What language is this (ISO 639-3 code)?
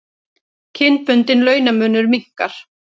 isl